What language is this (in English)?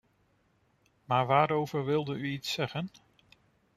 Dutch